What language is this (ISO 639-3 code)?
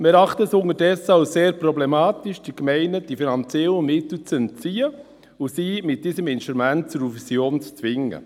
gsw